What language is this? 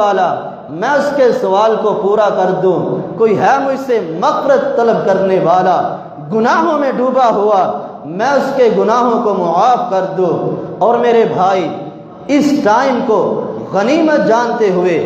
Arabic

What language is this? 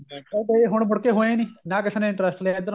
Punjabi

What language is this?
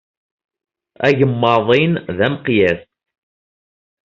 Kabyle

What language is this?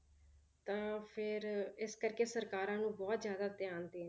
Punjabi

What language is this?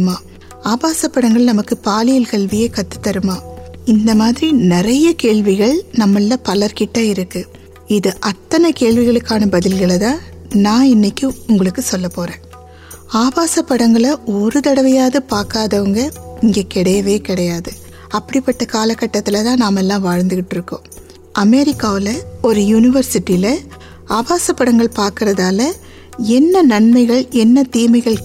Tamil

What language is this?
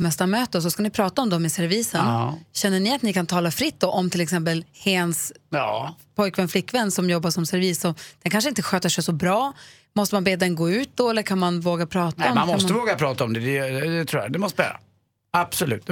Swedish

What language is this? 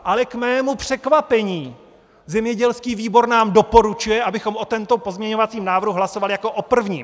Czech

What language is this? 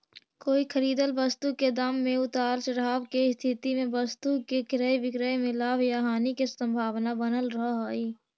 Magahi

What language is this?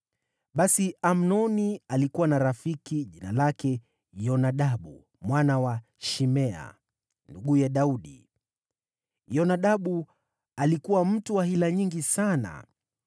Swahili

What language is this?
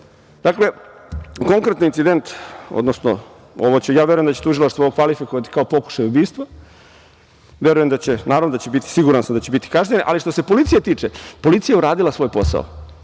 Serbian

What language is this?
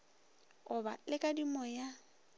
Northern Sotho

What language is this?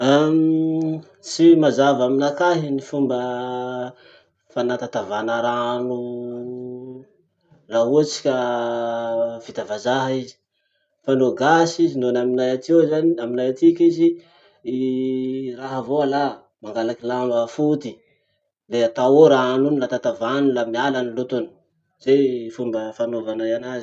Masikoro Malagasy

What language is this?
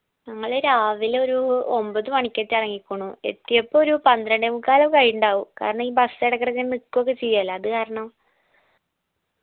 Malayalam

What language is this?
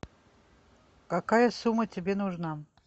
Russian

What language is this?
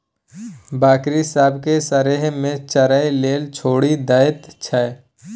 Maithili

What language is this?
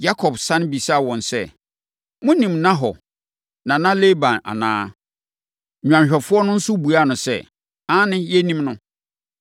Akan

